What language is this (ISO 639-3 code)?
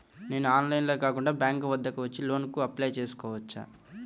tel